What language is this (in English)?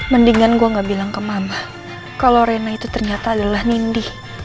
Indonesian